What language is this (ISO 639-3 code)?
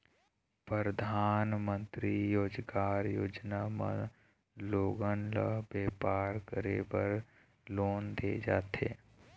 hne